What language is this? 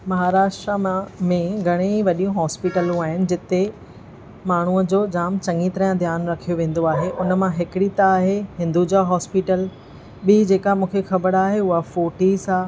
Sindhi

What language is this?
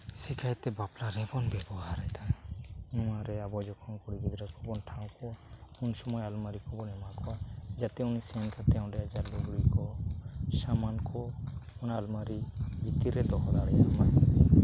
Santali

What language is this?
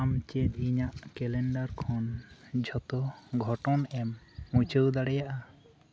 Santali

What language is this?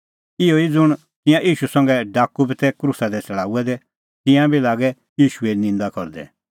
Kullu Pahari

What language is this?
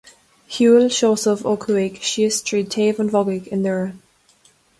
Irish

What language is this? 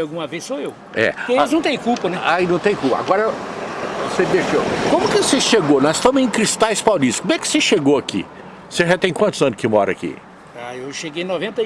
Portuguese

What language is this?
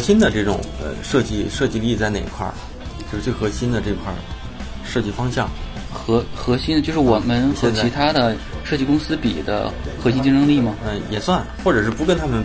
Chinese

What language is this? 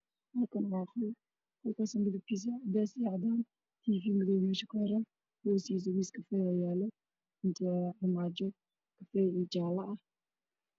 Somali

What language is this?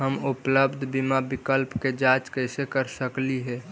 Magahi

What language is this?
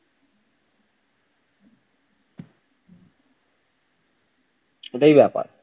Bangla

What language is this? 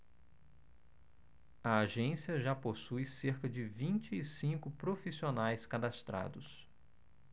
Portuguese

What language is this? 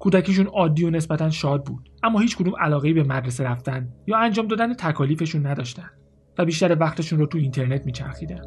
Persian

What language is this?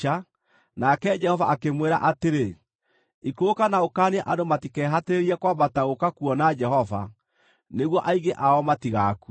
Kikuyu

